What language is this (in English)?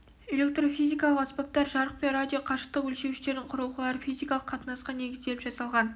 Kazakh